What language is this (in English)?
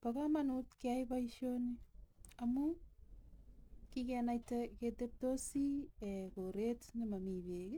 Kalenjin